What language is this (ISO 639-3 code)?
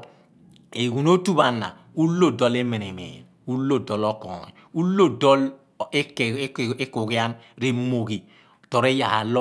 abn